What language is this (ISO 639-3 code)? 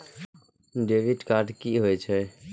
mai